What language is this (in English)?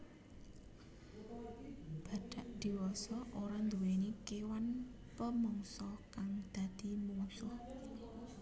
Javanese